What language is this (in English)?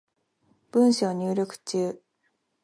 Japanese